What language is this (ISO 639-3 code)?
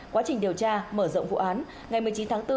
vie